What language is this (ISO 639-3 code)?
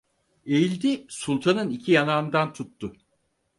tur